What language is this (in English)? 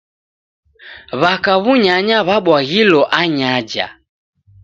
Taita